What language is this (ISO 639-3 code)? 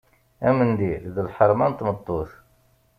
kab